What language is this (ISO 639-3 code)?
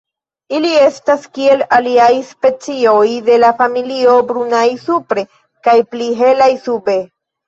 epo